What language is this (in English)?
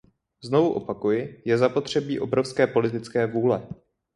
Czech